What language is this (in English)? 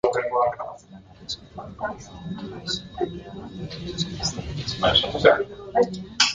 Basque